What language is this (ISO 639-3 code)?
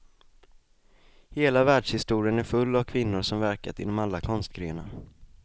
swe